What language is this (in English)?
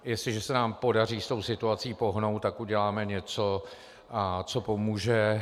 Czech